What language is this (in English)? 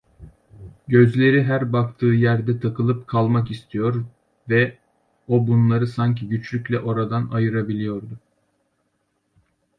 Turkish